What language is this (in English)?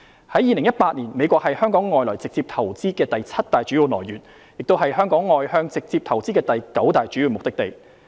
Cantonese